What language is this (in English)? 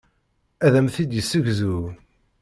Kabyle